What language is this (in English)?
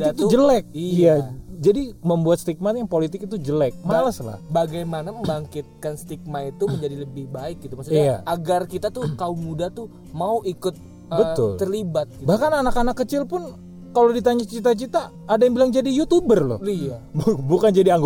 Indonesian